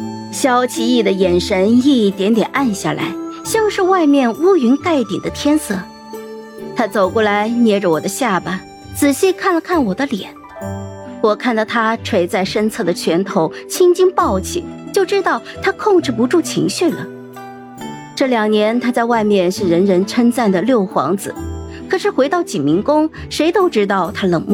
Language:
Chinese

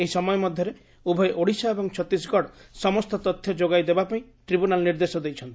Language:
Odia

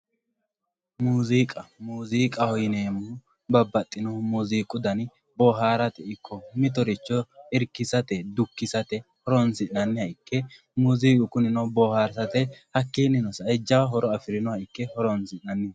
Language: Sidamo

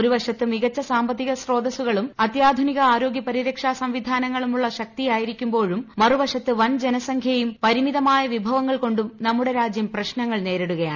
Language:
Malayalam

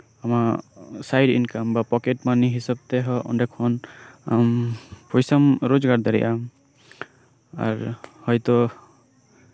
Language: Santali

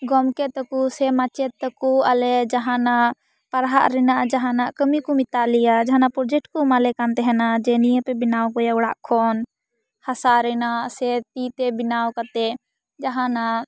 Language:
Santali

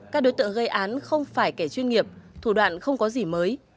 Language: Vietnamese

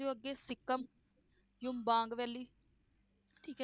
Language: Punjabi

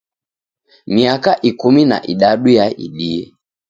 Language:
Taita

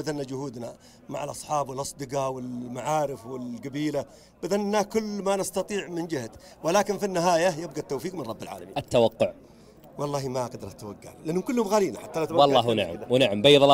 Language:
Arabic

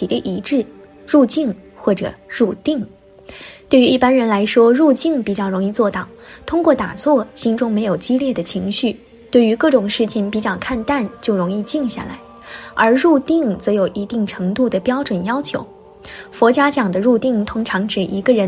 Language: Chinese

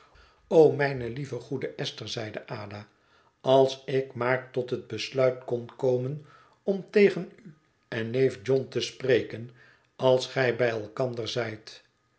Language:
Dutch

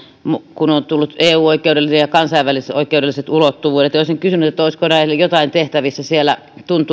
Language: Finnish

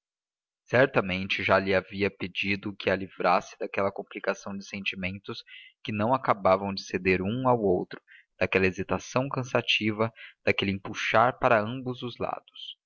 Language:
Portuguese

